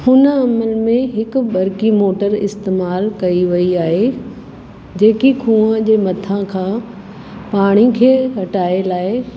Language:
Sindhi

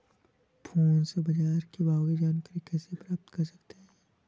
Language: Hindi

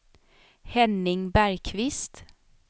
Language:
Swedish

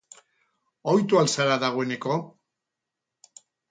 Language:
Basque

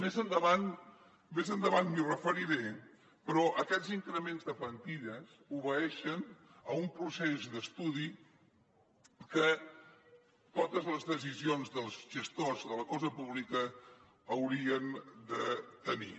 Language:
Catalan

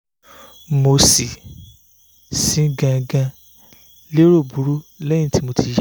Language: Yoruba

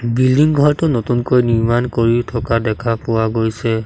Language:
Assamese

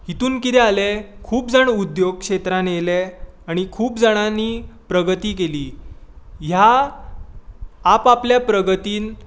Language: Konkani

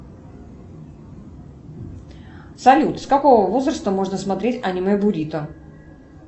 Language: Russian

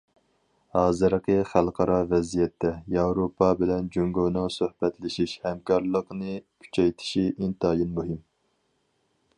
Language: Uyghur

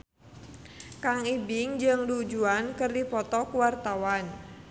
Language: Sundanese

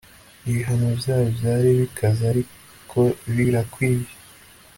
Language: Kinyarwanda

